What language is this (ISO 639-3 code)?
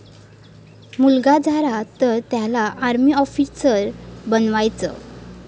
mar